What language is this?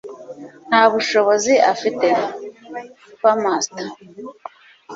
Kinyarwanda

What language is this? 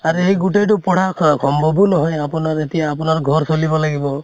Assamese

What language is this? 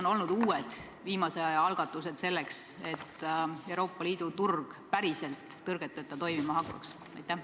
Estonian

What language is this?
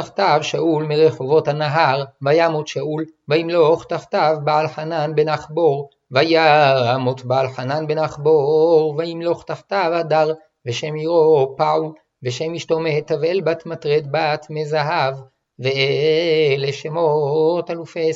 Hebrew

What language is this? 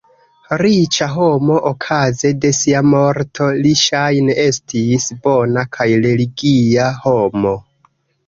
Esperanto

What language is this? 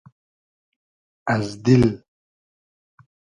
Hazaragi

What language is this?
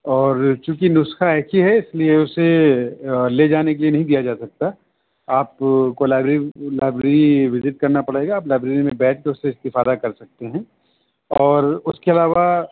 Urdu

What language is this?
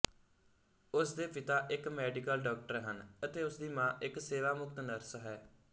Punjabi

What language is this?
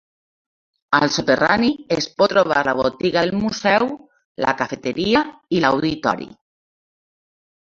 Catalan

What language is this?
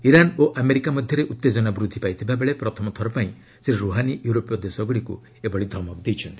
Odia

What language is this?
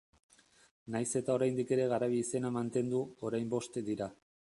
Basque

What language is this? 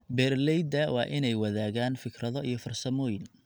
Somali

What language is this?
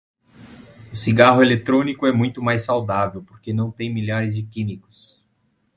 Portuguese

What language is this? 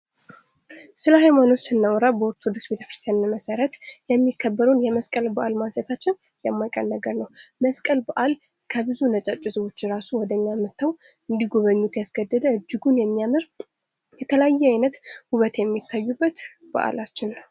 Amharic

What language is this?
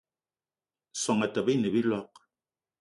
Eton (Cameroon)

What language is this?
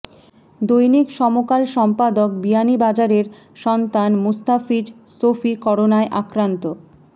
Bangla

